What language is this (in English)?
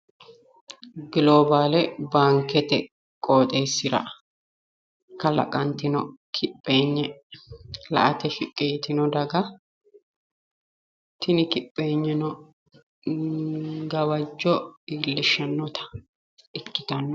Sidamo